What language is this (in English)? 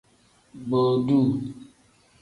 Tem